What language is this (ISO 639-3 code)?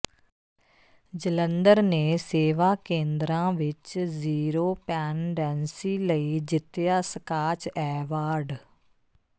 pan